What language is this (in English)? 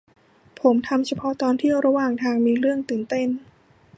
Thai